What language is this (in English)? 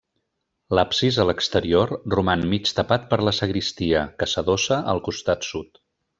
Catalan